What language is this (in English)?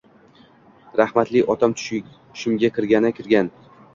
Uzbek